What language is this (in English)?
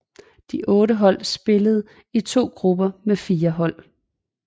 Danish